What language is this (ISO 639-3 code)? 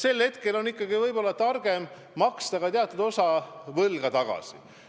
est